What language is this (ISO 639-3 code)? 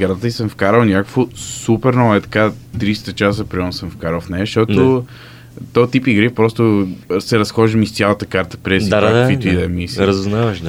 bul